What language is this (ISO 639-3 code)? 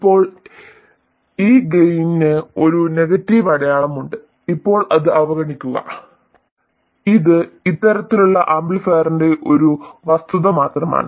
mal